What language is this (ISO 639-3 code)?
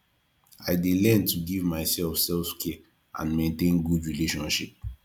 pcm